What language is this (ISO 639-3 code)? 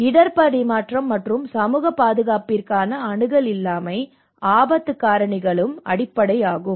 tam